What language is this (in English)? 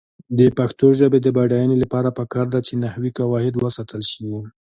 Pashto